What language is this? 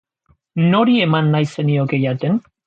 Basque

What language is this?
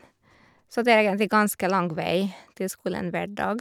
Norwegian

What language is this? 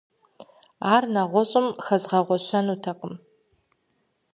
Kabardian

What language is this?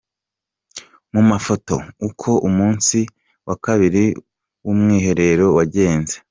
Kinyarwanda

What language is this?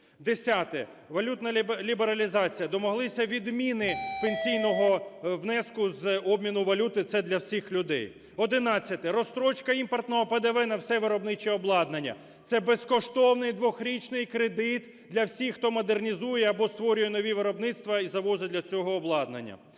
Ukrainian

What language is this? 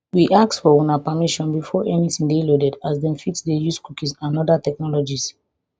Nigerian Pidgin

